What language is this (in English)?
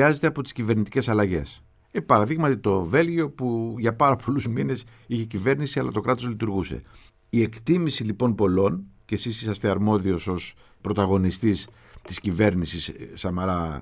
Greek